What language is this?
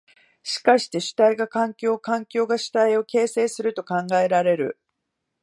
Japanese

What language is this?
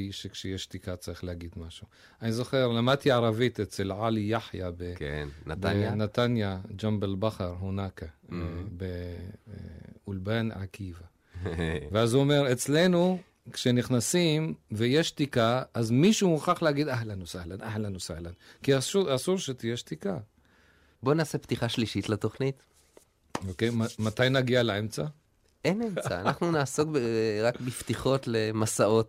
Hebrew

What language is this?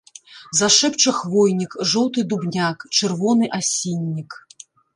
Belarusian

